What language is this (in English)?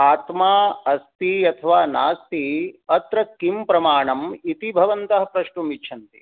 Sanskrit